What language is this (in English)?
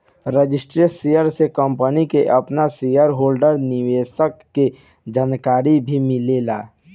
Bhojpuri